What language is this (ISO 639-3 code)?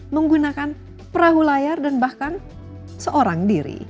ind